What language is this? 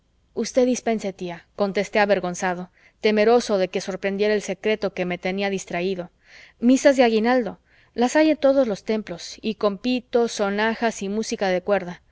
Spanish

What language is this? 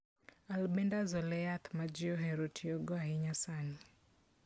Luo (Kenya and Tanzania)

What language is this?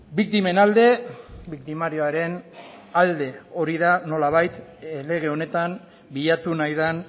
Basque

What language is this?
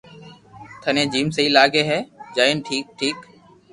Loarki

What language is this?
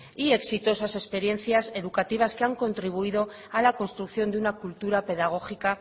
Spanish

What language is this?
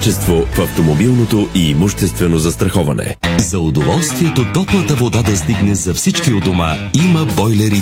Bulgarian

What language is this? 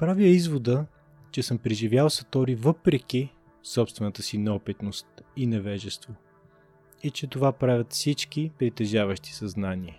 Bulgarian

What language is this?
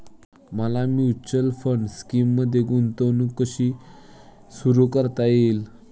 Marathi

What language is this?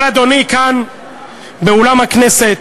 Hebrew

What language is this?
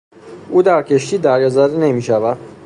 Persian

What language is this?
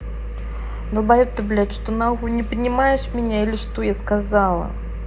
Russian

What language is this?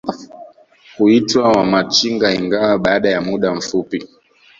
Swahili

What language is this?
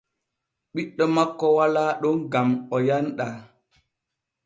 Borgu Fulfulde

